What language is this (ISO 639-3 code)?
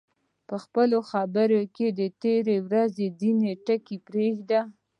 pus